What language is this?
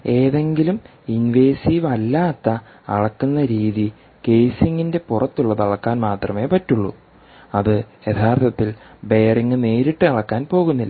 Malayalam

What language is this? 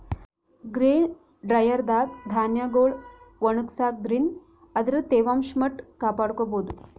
Kannada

